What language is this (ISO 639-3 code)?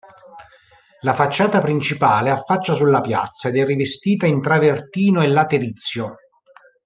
ita